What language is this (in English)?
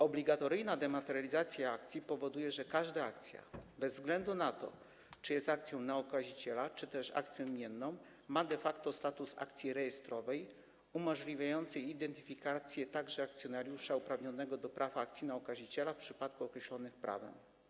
Polish